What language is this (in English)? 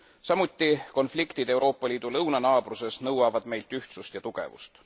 Estonian